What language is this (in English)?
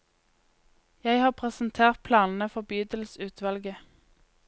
Norwegian